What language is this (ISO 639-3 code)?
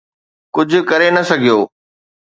snd